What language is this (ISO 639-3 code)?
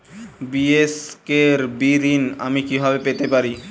ben